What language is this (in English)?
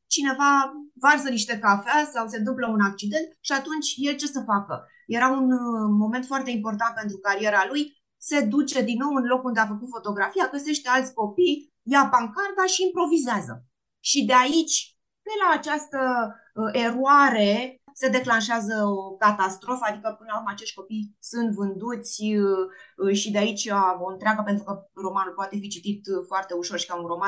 Romanian